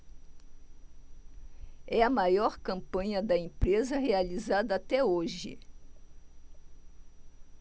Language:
Portuguese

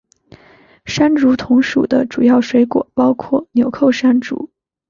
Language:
Chinese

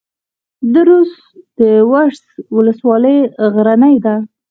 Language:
Pashto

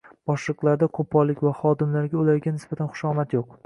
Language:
Uzbek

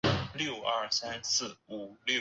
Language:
Chinese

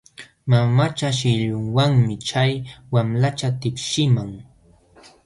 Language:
Jauja Wanca Quechua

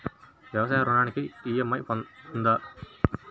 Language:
Telugu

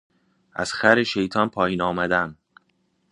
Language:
Persian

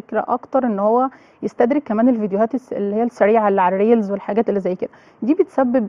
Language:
Arabic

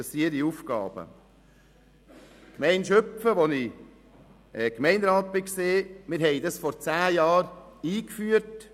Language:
Swiss German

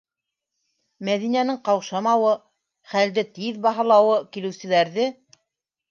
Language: Bashkir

